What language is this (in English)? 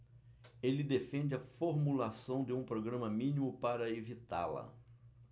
Portuguese